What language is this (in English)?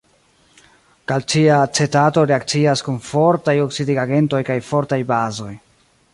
Esperanto